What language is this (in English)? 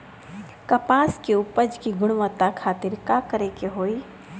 Bhojpuri